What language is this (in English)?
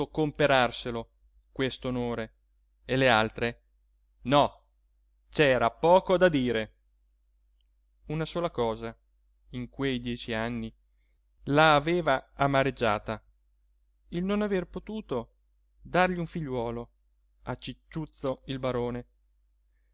Italian